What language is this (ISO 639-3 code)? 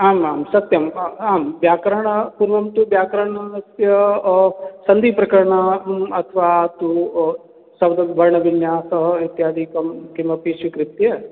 san